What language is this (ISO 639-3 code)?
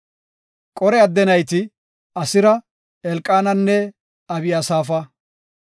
gof